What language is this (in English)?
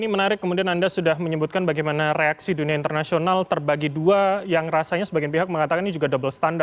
Indonesian